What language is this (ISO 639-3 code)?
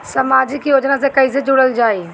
bho